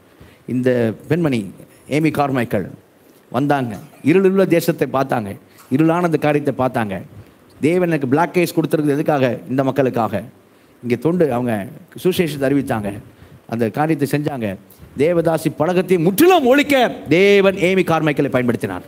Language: Tamil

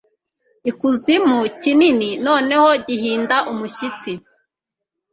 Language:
Kinyarwanda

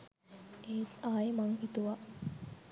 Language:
Sinhala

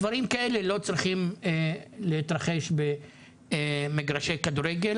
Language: Hebrew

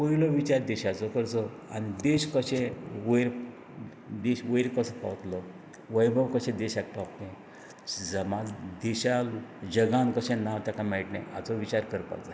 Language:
Konkani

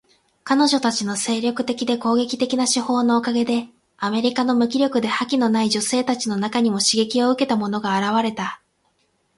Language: Japanese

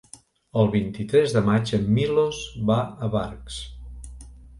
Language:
Catalan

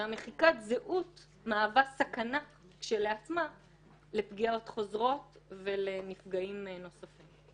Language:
Hebrew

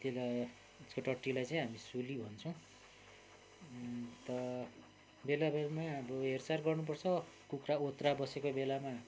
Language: Nepali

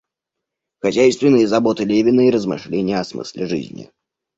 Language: Russian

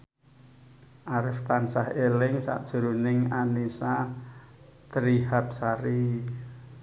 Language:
Javanese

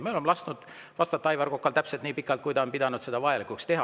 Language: Estonian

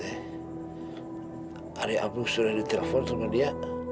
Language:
Indonesian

